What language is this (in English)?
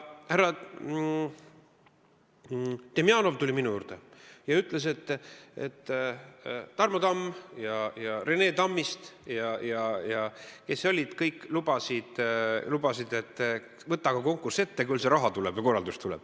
Estonian